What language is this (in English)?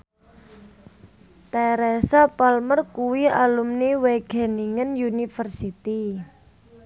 Javanese